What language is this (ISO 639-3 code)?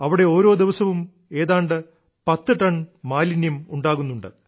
mal